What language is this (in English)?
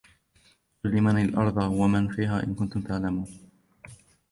Arabic